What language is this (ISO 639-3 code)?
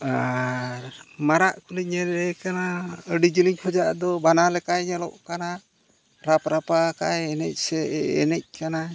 sat